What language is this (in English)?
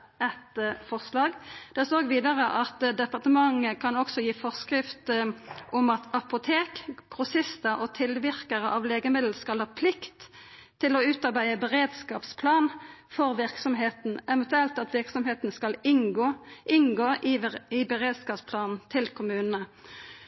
Norwegian Nynorsk